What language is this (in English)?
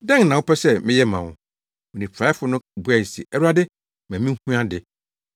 Akan